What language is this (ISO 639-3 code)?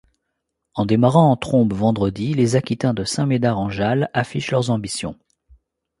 fra